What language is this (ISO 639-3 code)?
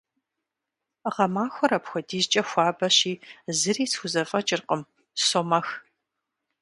kbd